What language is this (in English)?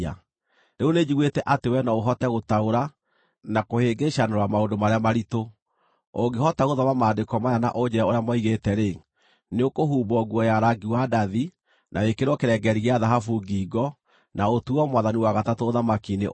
Kikuyu